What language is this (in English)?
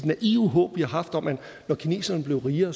Danish